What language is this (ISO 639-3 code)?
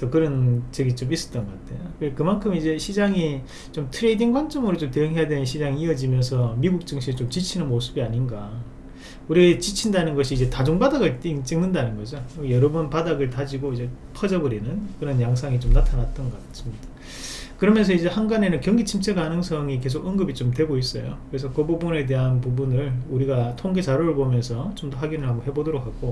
kor